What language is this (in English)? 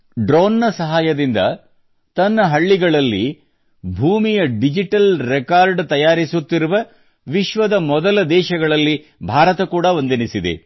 Kannada